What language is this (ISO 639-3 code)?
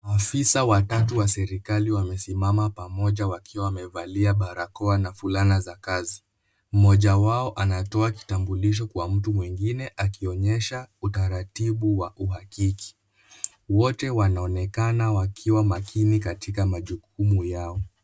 swa